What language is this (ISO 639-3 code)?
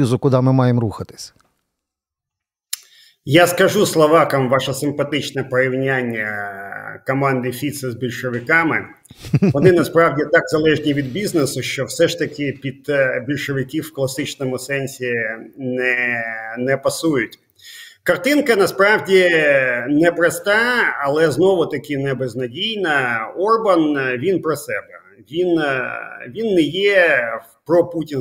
ukr